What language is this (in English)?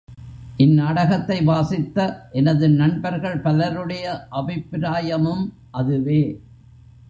Tamil